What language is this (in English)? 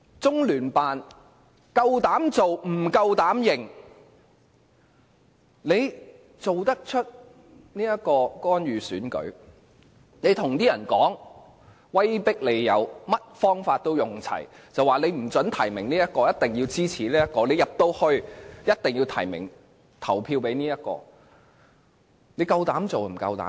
Cantonese